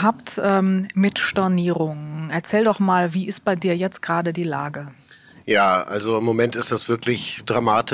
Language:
German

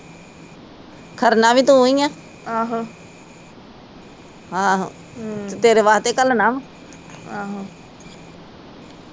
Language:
Punjabi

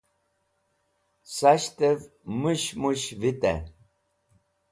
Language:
Wakhi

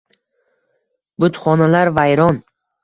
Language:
Uzbek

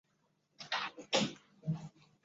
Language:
Chinese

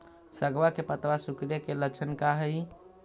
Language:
Magahi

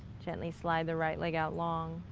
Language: English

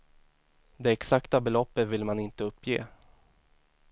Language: Swedish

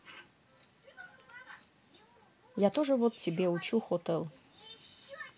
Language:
Russian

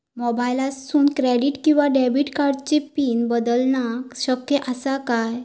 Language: Marathi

